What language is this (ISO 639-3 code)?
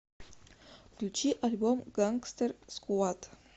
rus